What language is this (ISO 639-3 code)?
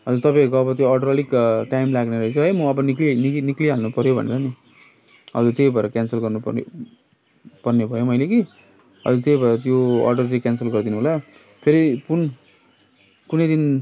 nep